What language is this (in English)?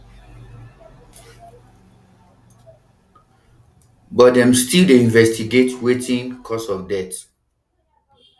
Nigerian Pidgin